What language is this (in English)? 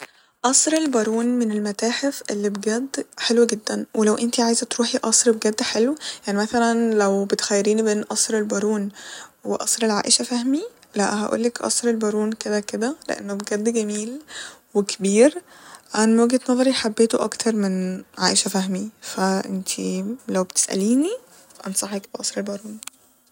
Egyptian Arabic